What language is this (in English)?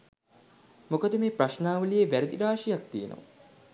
Sinhala